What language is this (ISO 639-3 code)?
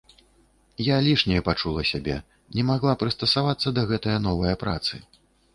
bel